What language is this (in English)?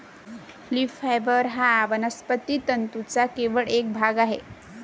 Marathi